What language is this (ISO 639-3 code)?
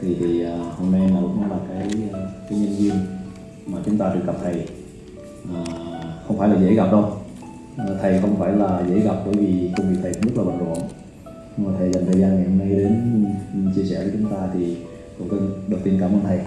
vie